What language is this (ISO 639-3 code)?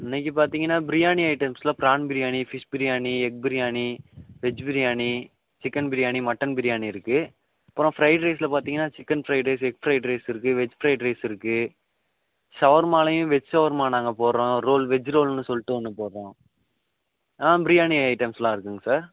tam